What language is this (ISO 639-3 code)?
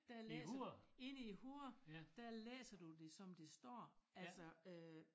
dan